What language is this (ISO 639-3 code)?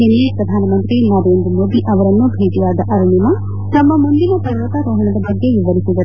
kan